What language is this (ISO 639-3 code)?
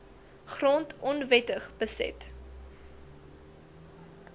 afr